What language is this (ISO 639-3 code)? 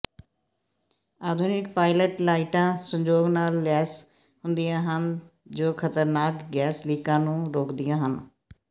pan